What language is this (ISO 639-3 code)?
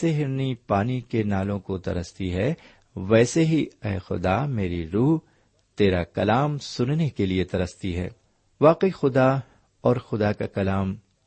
urd